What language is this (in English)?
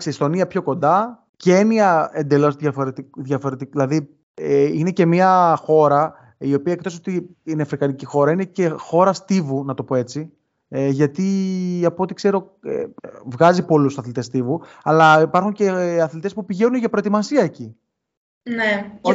Greek